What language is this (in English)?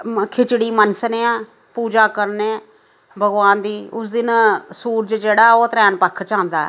Dogri